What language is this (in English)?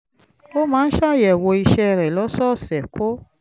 Yoruba